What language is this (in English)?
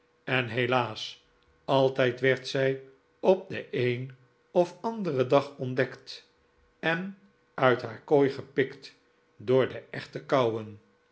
Dutch